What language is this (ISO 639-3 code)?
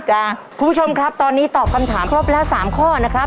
tha